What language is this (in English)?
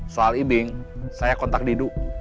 Indonesian